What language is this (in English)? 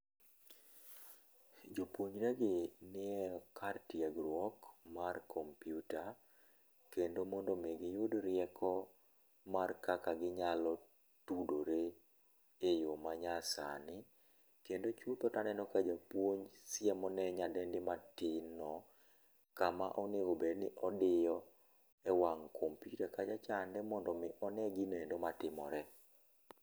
Luo (Kenya and Tanzania)